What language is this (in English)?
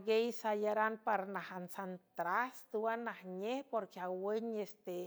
San Francisco Del Mar Huave